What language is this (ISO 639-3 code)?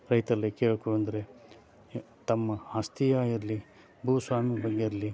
kan